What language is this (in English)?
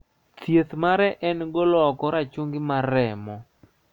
Luo (Kenya and Tanzania)